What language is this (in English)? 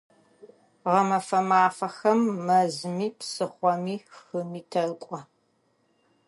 Adyghe